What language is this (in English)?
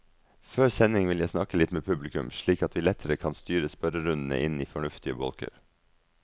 Norwegian